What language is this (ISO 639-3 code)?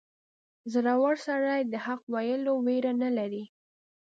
pus